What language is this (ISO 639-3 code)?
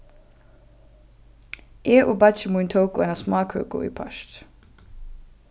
fao